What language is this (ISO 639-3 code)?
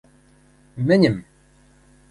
mrj